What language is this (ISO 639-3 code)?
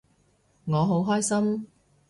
yue